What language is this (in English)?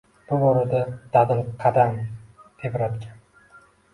Uzbek